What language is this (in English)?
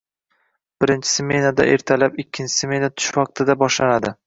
Uzbek